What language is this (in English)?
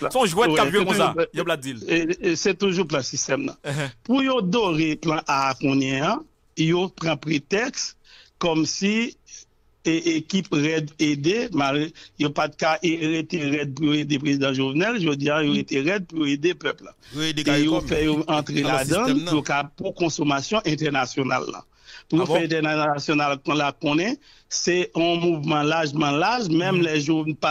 French